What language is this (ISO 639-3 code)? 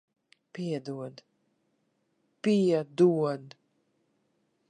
lav